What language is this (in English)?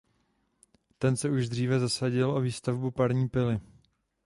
Czech